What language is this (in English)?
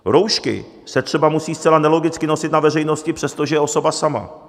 Czech